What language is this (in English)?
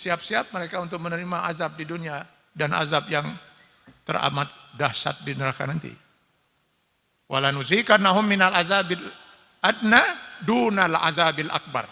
Indonesian